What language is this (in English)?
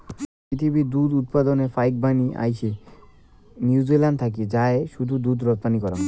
Bangla